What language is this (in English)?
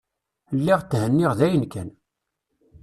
Kabyle